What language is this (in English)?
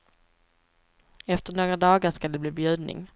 Swedish